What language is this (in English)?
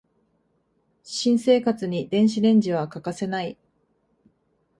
Japanese